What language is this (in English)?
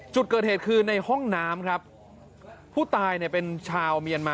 Thai